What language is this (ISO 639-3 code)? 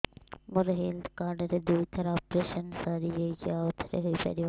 ori